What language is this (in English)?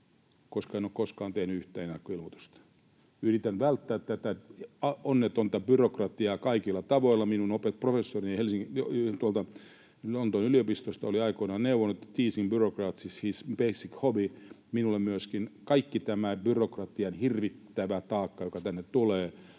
Finnish